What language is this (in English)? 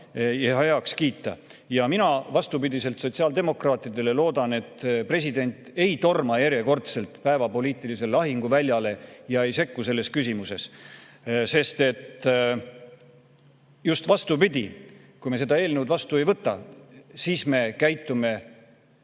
Estonian